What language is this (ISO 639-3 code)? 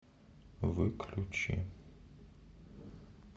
rus